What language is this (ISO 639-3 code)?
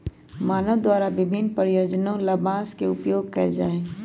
mag